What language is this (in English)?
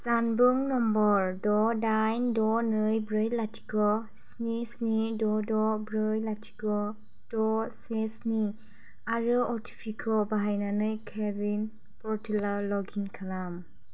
Bodo